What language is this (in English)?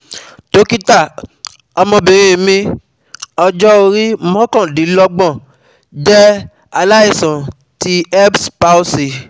Yoruba